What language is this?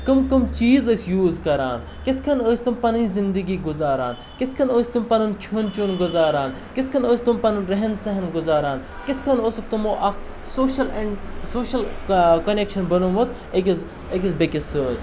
Kashmiri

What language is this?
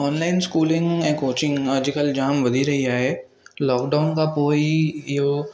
Sindhi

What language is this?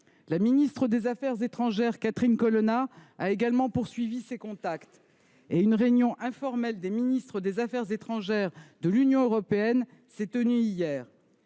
French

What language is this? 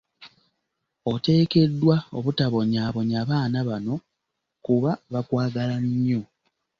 Ganda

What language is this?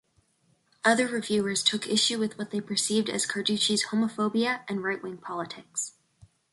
English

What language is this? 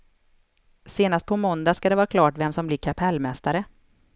Swedish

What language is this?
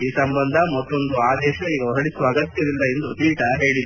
Kannada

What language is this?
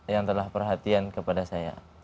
Indonesian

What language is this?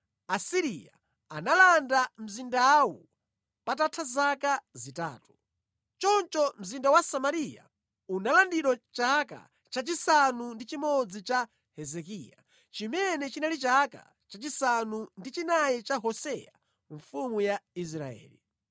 Nyanja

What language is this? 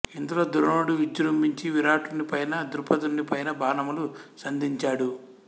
Telugu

